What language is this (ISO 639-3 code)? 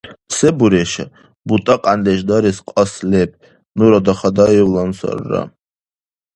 dar